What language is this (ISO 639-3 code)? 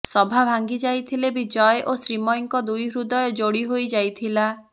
ori